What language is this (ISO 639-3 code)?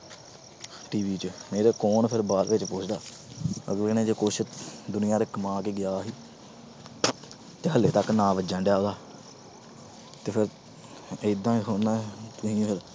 pan